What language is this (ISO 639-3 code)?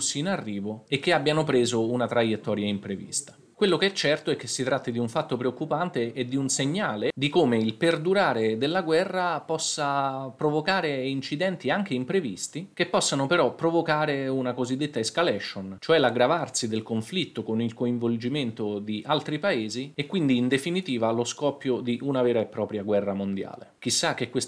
ita